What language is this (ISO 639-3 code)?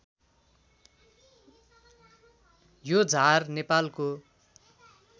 nep